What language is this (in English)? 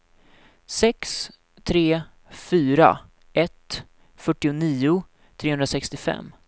Swedish